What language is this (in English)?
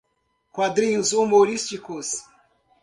Portuguese